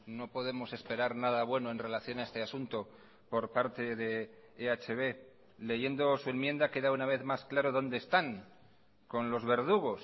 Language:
Spanish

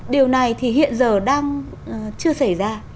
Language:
Vietnamese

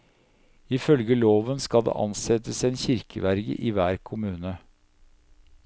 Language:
Norwegian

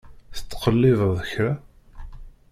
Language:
Kabyle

